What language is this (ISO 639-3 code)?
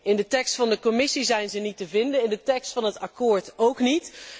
nld